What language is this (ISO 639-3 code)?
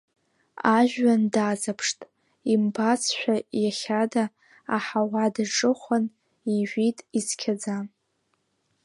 abk